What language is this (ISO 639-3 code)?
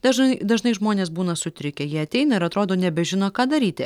lit